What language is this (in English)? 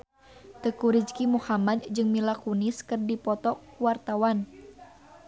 Sundanese